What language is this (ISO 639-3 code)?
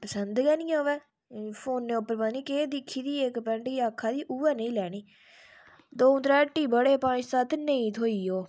doi